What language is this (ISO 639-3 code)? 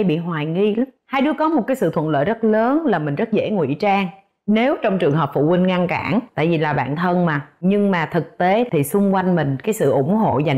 vie